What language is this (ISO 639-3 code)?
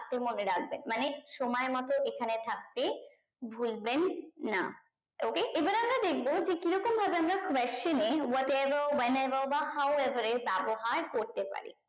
ben